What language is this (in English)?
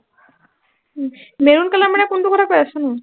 Assamese